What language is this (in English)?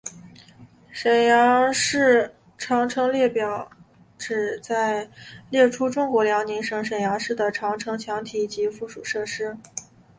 Chinese